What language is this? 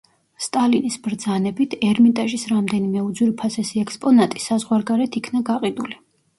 Georgian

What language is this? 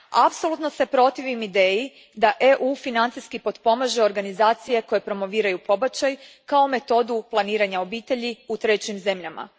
Croatian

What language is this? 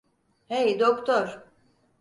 Turkish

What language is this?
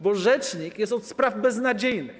Polish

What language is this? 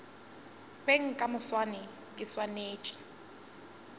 Northern Sotho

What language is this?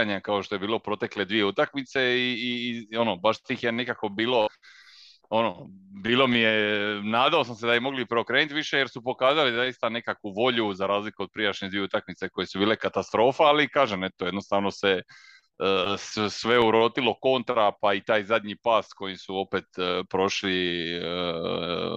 Croatian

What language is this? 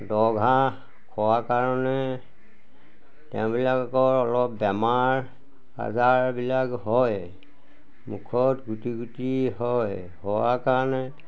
Assamese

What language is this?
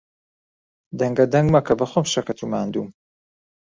Central Kurdish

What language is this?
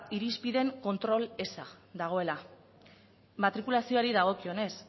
Basque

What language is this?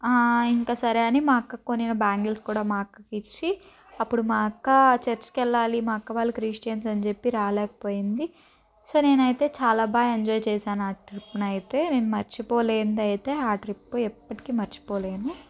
Telugu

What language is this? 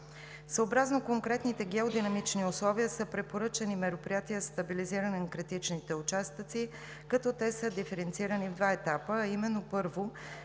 Bulgarian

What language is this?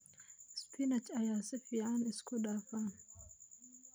Somali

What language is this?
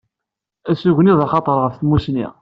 Kabyle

